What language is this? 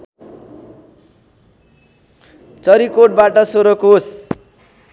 Nepali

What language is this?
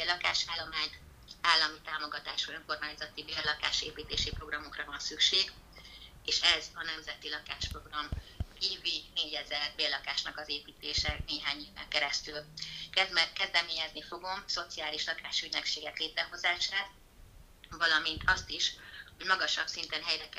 Hungarian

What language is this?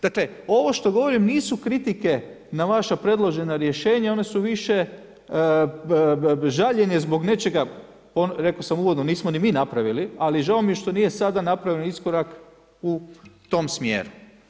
Croatian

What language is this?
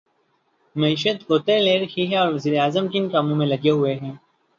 Urdu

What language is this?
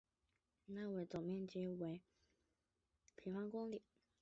Chinese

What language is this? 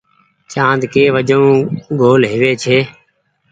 Goaria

